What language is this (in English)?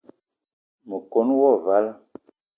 Eton (Cameroon)